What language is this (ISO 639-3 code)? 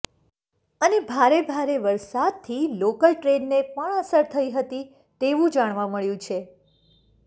guj